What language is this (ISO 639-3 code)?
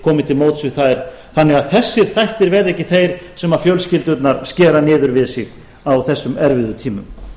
isl